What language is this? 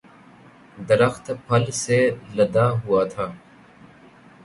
Urdu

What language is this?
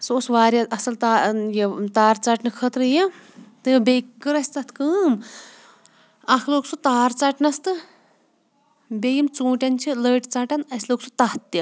Kashmiri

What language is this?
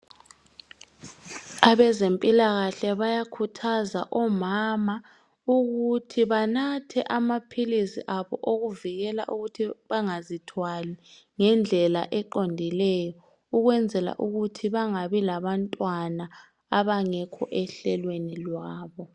North Ndebele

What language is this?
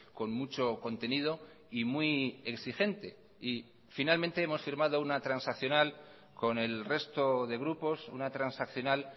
Spanish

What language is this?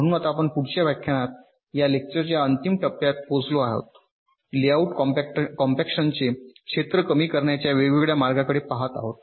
Marathi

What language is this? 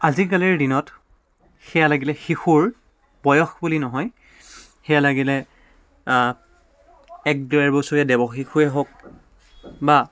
Assamese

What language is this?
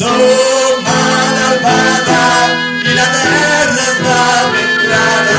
Catalan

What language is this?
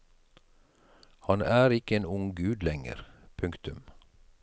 Norwegian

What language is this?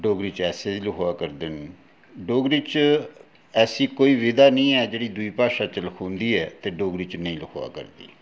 Dogri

